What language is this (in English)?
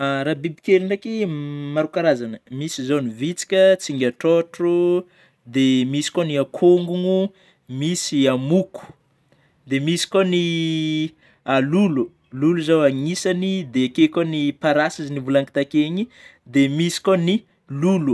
Northern Betsimisaraka Malagasy